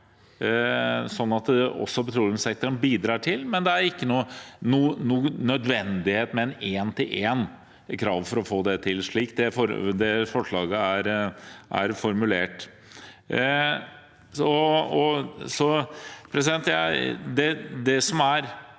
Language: Norwegian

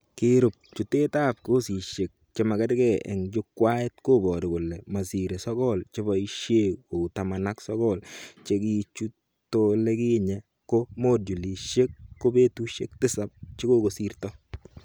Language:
Kalenjin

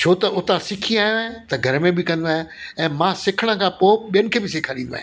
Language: Sindhi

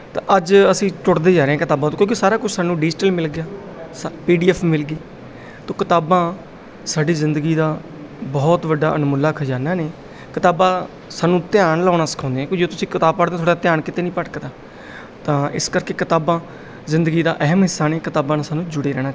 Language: Punjabi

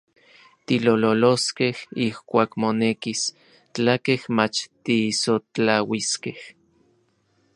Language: Orizaba Nahuatl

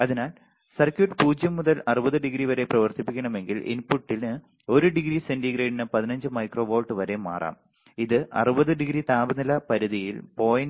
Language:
Malayalam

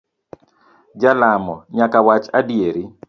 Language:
Luo (Kenya and Tanzania)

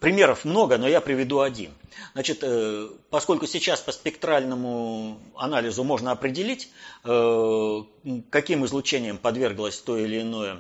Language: Russian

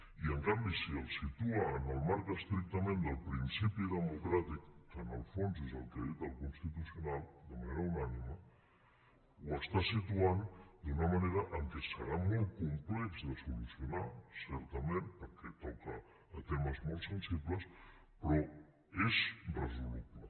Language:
Catalan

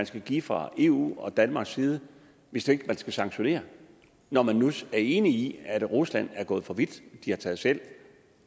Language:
Danish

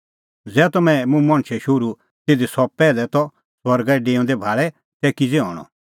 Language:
Kullu Pahari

